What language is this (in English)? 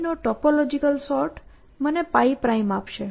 Gujarati